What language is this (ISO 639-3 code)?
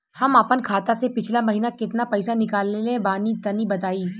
bho